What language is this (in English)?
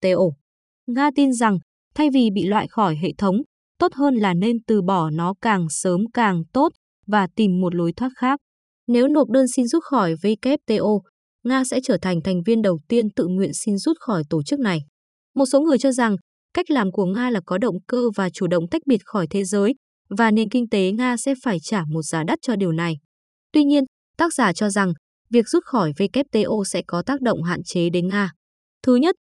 Vietnamese